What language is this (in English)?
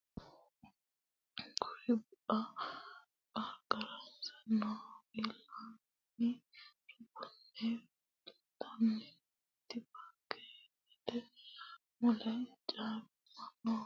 Sidamo